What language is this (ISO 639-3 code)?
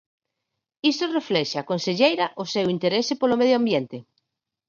glg